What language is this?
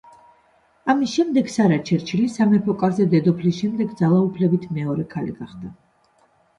Georgian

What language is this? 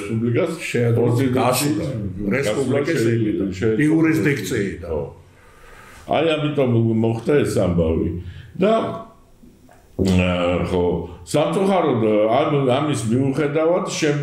Romanian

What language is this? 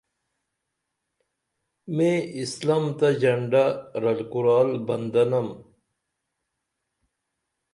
Dameli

